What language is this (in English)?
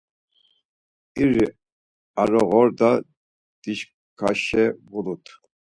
Laz